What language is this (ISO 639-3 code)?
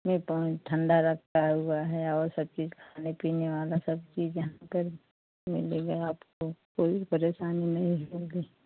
hin